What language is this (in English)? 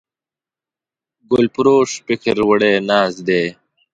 Pashto